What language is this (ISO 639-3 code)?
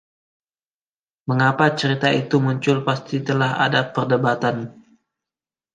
ind